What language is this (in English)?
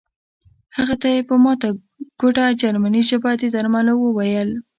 Pashto